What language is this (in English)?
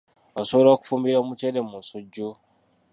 Ganda